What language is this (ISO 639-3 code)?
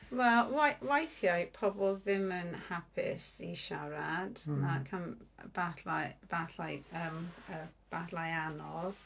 cym